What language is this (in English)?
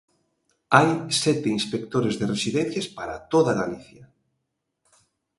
Galician